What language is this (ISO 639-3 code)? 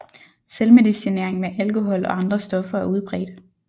dan